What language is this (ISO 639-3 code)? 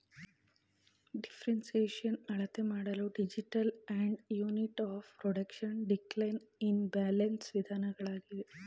kan